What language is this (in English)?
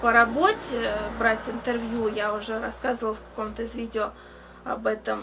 Russian